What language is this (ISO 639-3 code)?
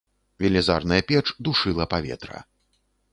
bel